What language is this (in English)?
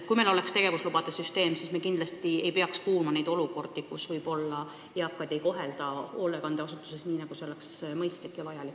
Estonian